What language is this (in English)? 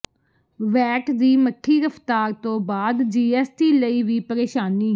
Punjabi